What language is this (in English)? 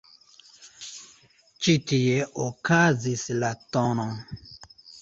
Esperanto